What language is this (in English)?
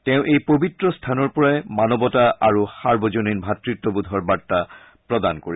Assamese